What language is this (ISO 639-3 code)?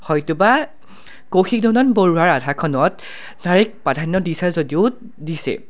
asm